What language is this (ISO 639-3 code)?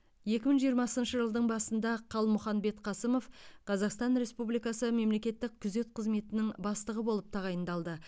kaz